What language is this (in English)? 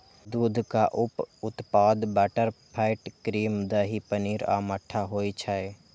Maithili